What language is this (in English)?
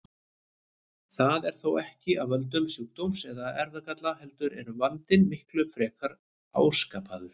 Icelandic